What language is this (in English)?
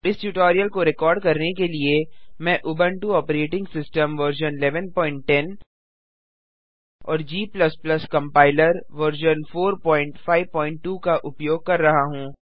Hindi